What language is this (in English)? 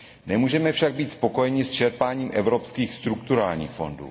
Czech